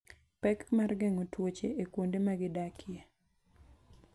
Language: Luo (Kenya and Tanzania)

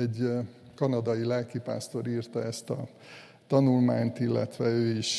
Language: Hungarian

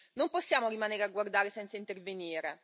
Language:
Italian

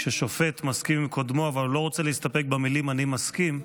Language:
Hebrew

